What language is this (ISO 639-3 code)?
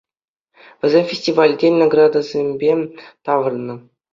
chv